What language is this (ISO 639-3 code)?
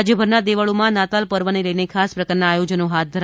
guj